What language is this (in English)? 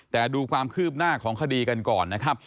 Thai